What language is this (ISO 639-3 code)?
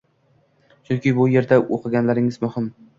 uzb